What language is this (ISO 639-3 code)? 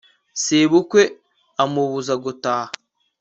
kin